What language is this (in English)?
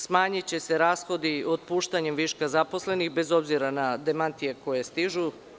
Serbian